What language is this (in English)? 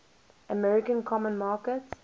English